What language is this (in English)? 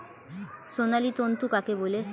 Bangla